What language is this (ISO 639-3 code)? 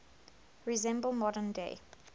eng